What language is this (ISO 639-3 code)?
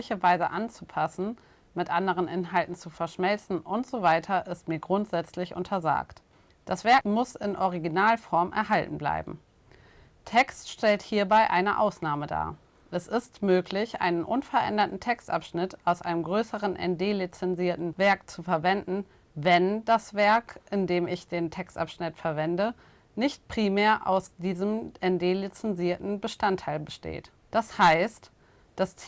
deu